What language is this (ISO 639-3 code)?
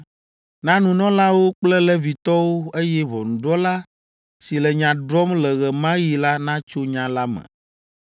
ewe